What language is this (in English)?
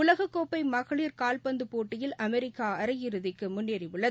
Tamil